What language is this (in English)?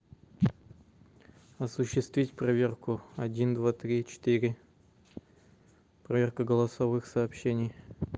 Russian